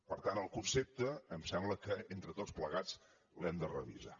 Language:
Catalan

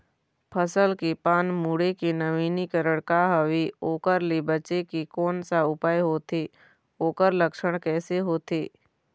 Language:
Chhattisgarhi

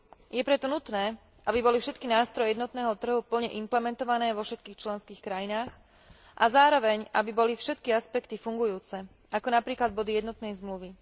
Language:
Slovak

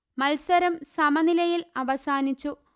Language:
Malayalam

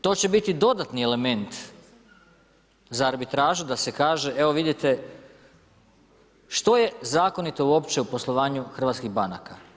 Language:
Croatian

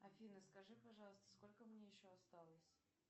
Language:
Russian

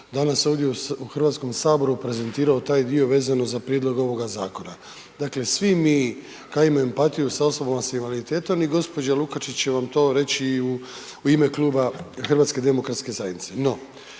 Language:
Croatian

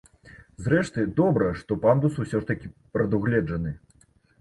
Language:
Belarusian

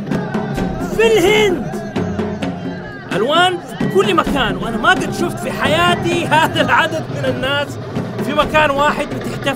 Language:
Arabic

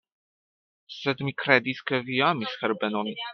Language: Esperanto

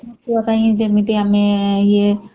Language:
Odia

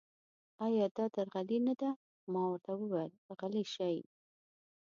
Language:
Pashto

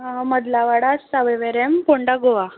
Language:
Konkani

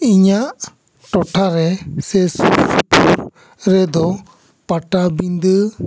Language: Santali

